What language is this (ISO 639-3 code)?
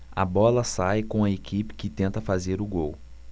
por